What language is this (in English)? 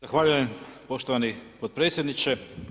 Croatian